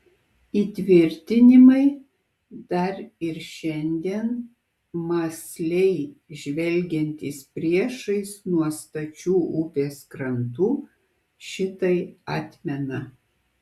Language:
Lithuanian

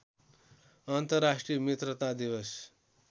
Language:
Nepali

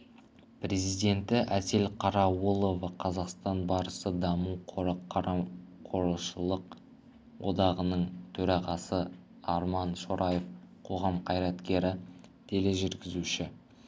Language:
Kazakh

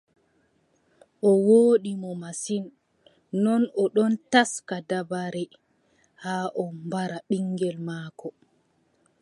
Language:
Adamawa Fulfulde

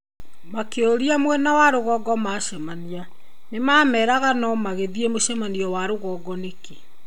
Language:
Kikuyu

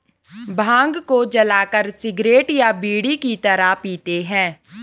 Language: Hindi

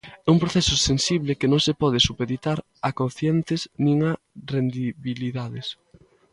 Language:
Galician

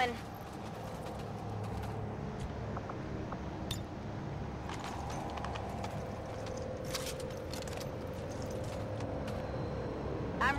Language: Polish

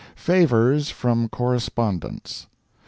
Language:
English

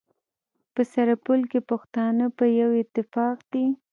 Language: Pashto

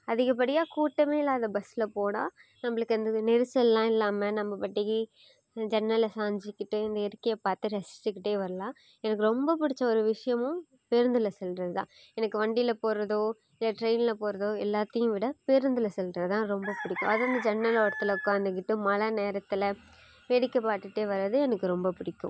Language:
Tamil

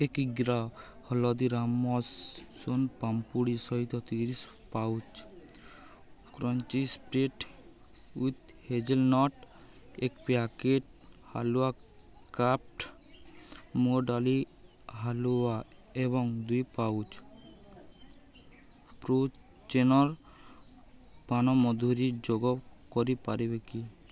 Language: Odia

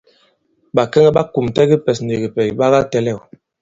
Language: Bankon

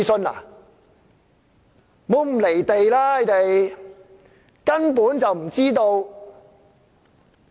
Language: Cantonese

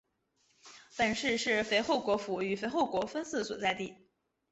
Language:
Chinese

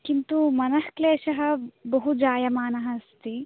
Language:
Sanskrit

